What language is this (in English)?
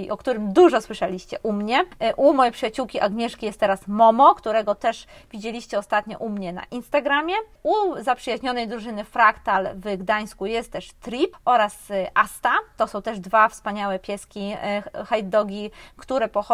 Polish